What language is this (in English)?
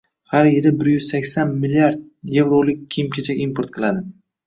Uzbek